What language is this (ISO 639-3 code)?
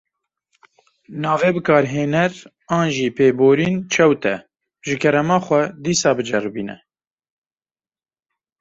kur